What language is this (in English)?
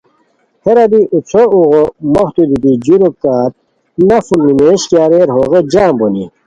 Khowar